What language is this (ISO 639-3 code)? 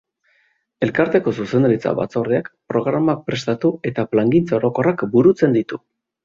eus